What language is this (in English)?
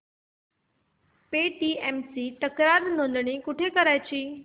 Marathi